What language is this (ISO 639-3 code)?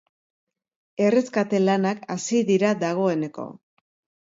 eus